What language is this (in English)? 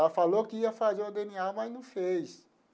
Portuguese